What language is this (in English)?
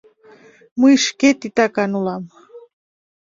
Mari